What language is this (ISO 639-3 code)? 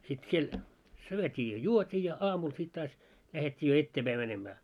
fin